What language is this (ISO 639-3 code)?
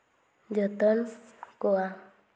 sat